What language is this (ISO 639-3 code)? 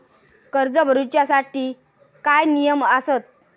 mar